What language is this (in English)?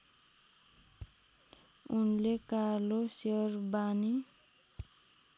Nepali